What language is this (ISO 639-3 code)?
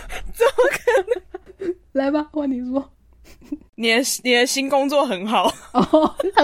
zho